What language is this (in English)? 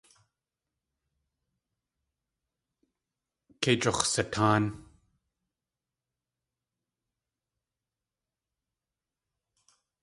Tlingit